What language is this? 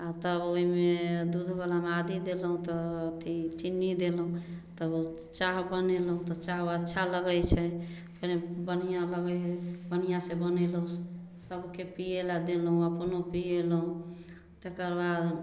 Maithili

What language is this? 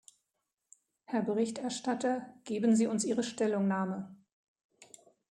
German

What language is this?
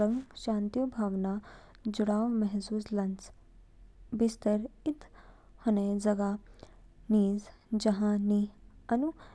Kinnauri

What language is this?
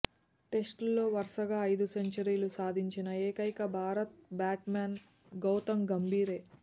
Telugu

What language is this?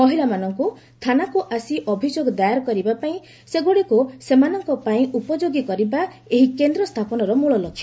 Odia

